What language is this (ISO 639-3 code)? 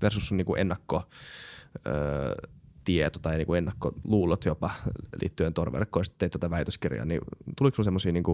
fin